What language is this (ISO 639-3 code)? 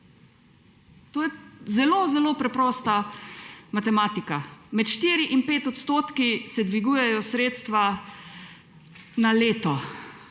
slv